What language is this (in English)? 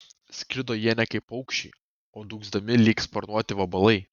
Lithuanian